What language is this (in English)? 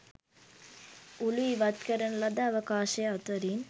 Sinhala